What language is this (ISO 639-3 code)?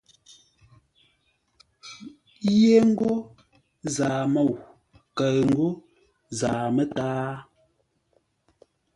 nla